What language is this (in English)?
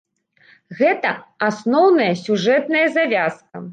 Belarusian